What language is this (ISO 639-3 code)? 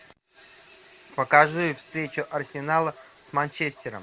rus